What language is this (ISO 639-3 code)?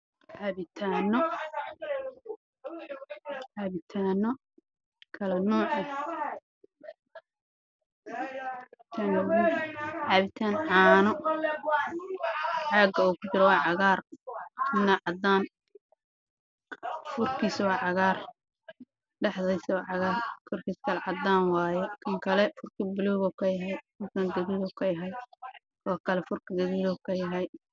som